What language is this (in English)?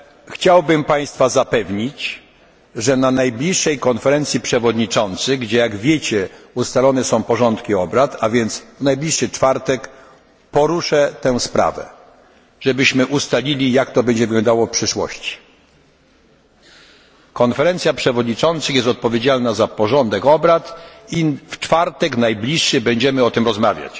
Polish